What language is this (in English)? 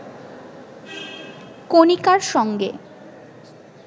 Bangla